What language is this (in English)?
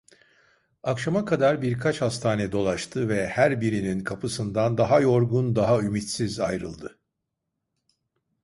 Turkish